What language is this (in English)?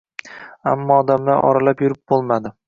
Uzbek